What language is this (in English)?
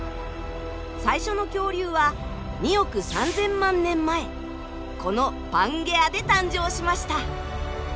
Japanese